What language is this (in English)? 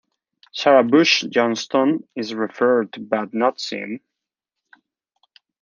English